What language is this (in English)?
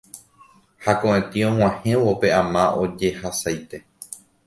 Guarani